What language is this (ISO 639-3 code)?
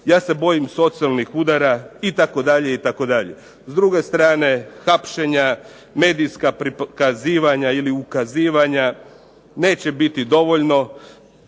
hrv